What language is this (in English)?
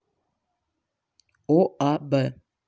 Russian